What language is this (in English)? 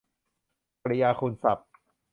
Thai